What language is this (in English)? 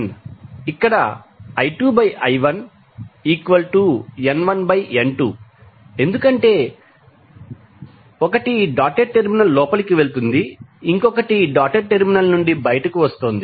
Telugu